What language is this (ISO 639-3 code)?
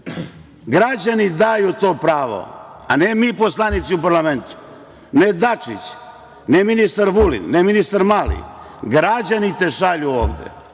srp